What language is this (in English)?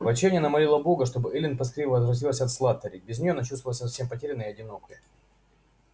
Russian